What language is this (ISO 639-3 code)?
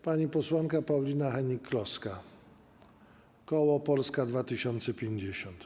pol